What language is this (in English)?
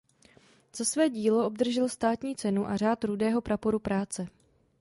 Czech